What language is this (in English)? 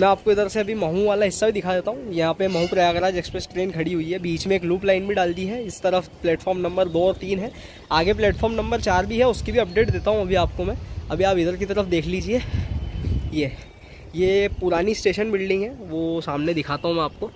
Hindi